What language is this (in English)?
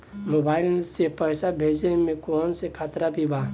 Bhojpuri